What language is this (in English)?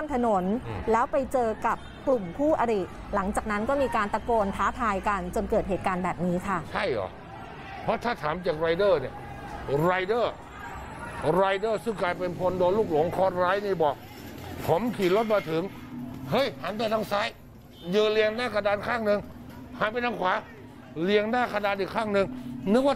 Thai